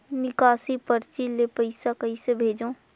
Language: Chhattisgarhi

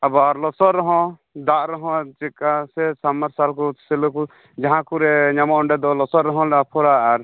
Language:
Santali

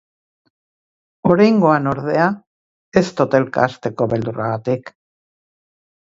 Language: Basque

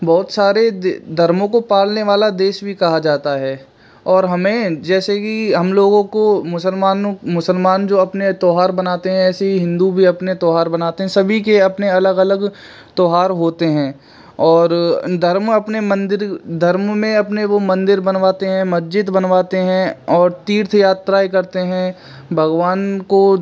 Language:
Hindi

